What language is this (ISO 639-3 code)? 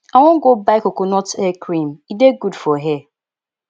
pcm